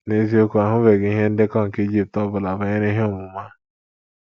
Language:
Igbo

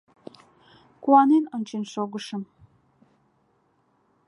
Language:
Mari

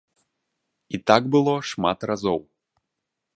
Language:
Belarusian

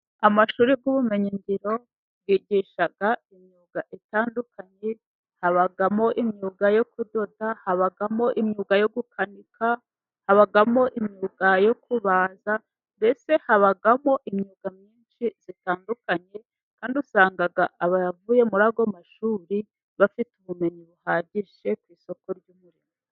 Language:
Kinyarwanda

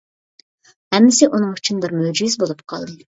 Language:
Uyghur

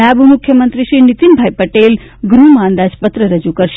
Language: Gujarati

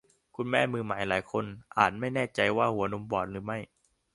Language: Thai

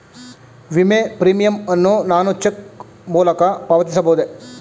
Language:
Kannada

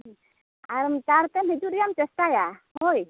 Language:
Santali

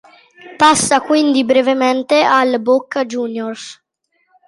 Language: Italian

